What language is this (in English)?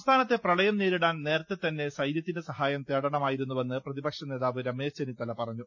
Malayalam